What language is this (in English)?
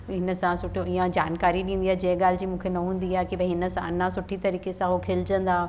Sindhi